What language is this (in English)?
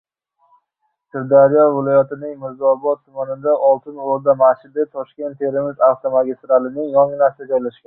Uzbek